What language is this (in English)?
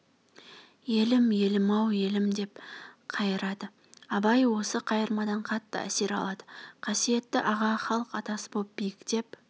Kazakh